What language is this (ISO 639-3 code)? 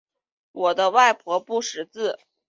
zho